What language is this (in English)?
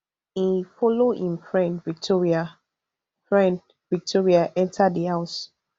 Nigerian Pidgin